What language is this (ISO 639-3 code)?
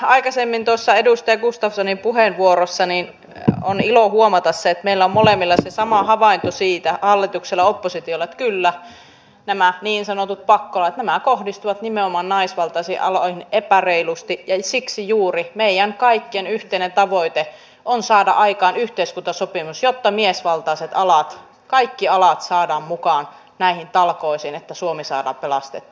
fin